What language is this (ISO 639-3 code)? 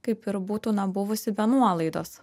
lit